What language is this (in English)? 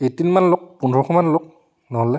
Assamese